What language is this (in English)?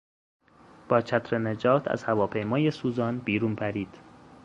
Persian